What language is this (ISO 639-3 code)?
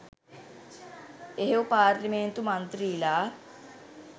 sin